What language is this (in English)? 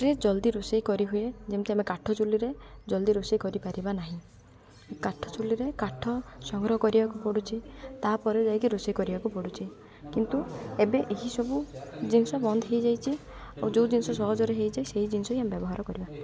Odia